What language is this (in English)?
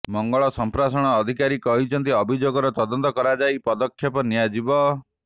Odia